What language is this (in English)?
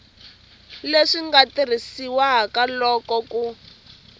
Tsonga